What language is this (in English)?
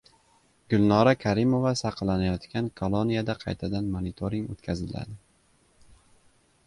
Uzbek